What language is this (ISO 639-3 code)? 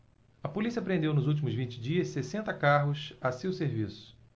por